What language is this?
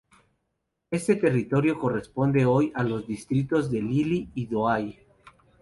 Spanish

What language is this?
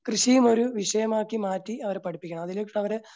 Malayalam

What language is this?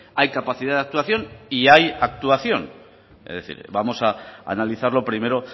Spanish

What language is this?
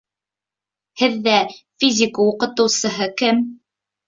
Bashkir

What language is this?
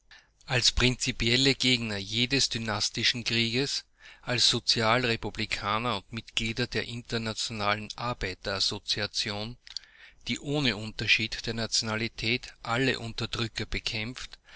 German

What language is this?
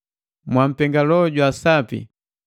Matengo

